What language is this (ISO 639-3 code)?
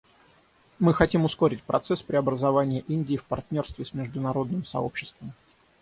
rus